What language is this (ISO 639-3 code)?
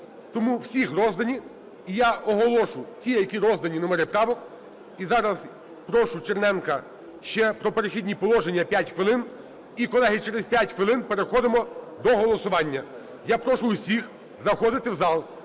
ukr